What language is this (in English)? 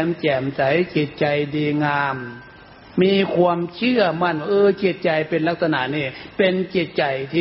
Thai